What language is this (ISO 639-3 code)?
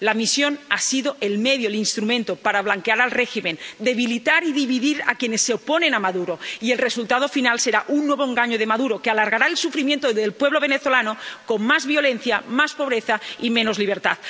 spa